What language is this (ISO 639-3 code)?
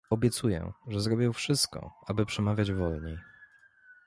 pol